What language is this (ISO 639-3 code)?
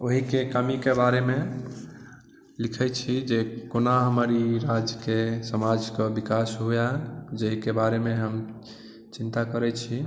mai